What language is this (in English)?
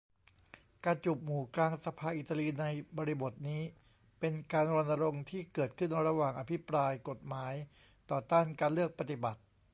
Thai